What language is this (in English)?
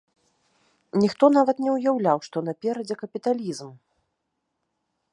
Belarusian